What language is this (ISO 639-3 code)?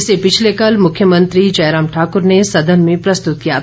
hin